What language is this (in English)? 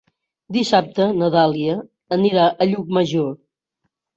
Catalan